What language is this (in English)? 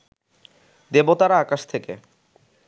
Bangla